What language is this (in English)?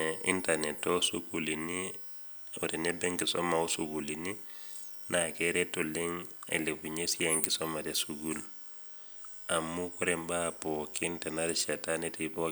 Masai